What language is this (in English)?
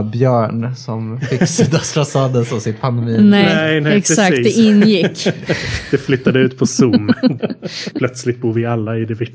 Swedish